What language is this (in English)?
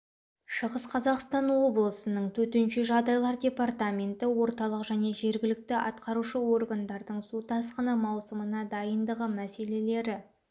Kazakh